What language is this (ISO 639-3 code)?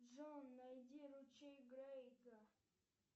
rus